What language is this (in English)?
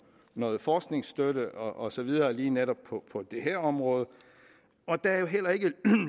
Danish